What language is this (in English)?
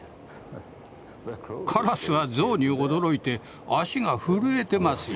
Japanese